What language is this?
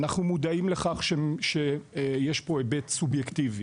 Hebrew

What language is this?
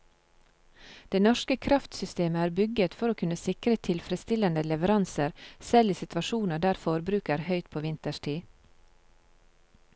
Norwegian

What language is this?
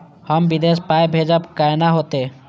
Maithili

